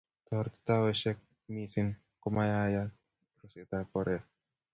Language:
Kalenjin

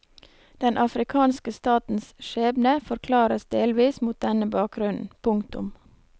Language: Norwegian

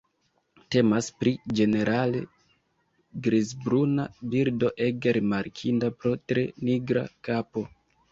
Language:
Esperanto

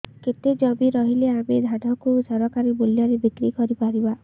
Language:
Odia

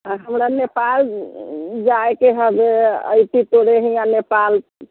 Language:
Maithili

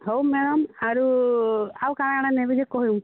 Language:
Odia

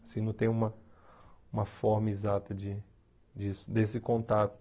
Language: Portuguese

